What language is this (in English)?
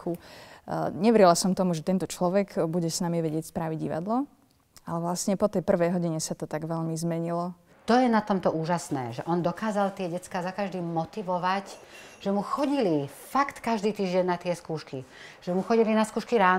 Slovak